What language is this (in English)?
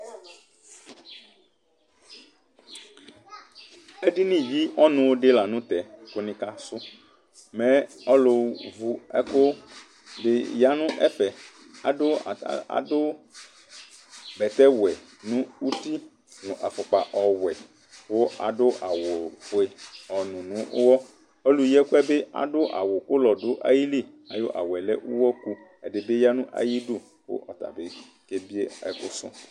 Ikposo